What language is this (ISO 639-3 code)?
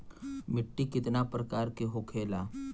bho